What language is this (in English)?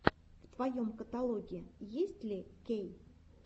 Russian